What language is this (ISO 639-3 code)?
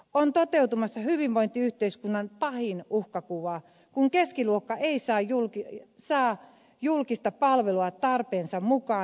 fin